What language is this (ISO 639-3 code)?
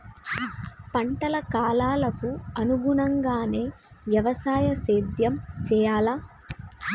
tel